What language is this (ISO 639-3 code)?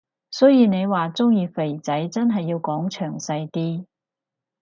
yue